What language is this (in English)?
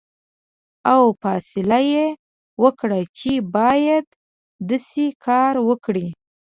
Pashto